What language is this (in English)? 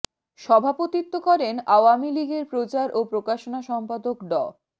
Bangla